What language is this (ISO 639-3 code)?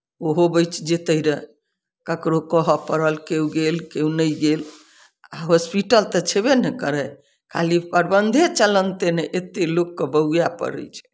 mai